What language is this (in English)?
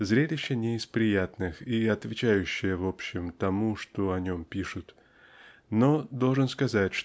Russian